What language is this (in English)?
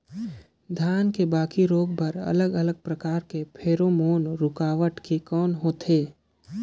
Chhattisgarhi